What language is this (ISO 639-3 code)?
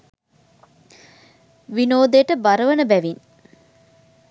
sin